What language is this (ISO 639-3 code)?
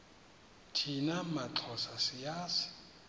xho